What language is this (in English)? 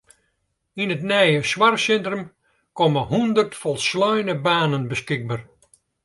Western Frisian